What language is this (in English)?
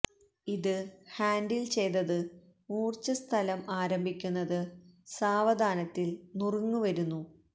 Malayalam